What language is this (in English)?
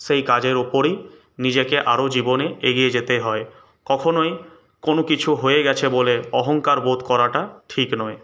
Bangla